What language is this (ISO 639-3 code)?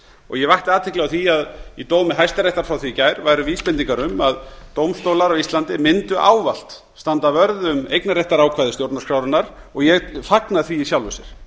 isl